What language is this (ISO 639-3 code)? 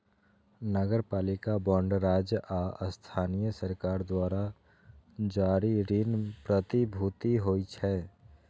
mai